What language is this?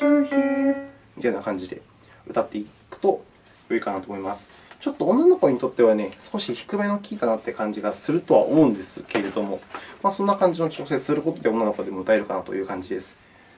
Japanese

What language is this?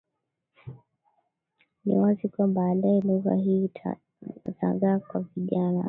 Swahili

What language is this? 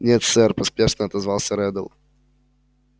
Russian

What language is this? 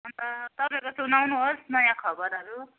Nepali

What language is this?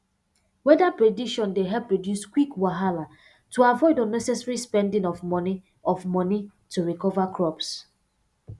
Nigerian Pidgin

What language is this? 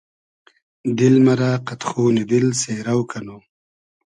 Hazaragi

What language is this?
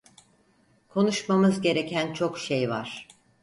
Turkish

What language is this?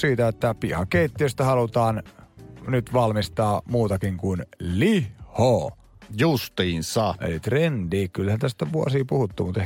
Finnish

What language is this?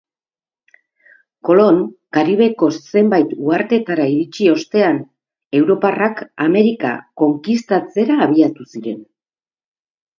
Basque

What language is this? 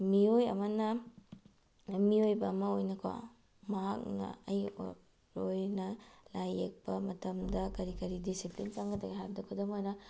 Manipuri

